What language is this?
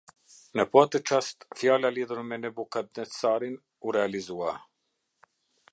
Albanian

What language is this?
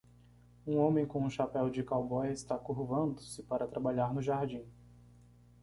Portuguese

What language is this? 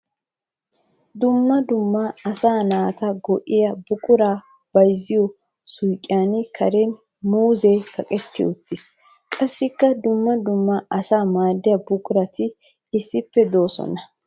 Wolaytta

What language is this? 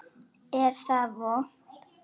Icelandic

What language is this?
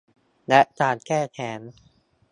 Thai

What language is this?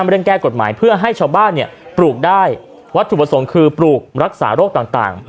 Thai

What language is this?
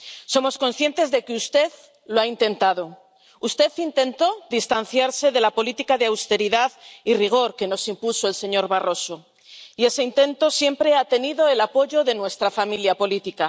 Spanish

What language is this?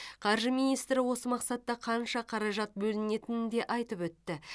Kazakh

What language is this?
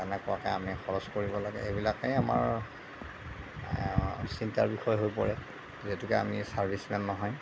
Assamese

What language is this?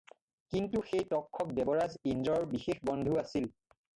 Assamese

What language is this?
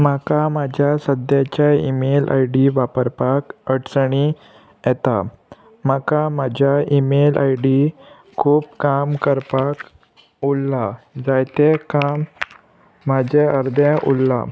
Konkani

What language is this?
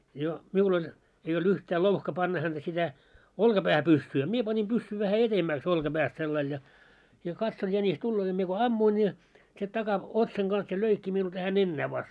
Finnish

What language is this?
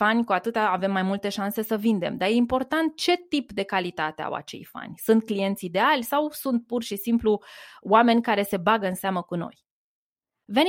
Romanian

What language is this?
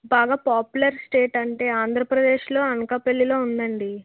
Telugu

